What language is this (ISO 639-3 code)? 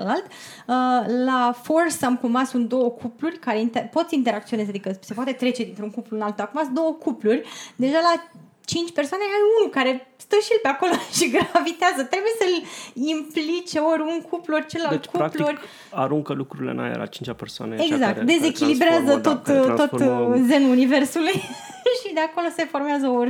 ron